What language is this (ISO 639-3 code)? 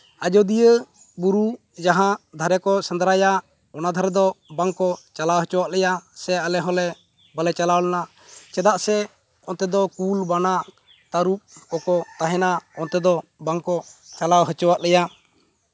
sat